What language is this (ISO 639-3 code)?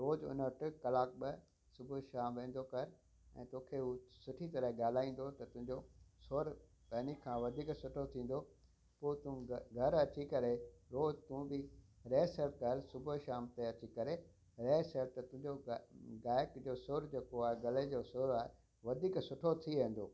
snd